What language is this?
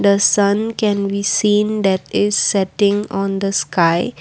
English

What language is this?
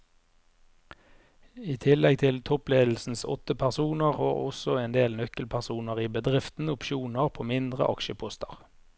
Norwegian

